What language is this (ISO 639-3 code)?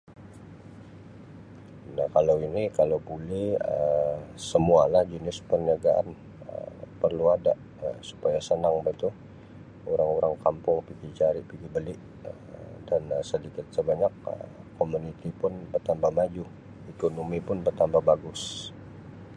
msi